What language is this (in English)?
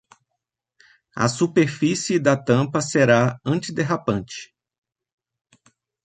Portuguese